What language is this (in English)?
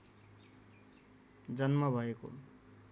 Nepali